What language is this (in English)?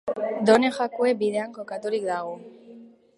Basque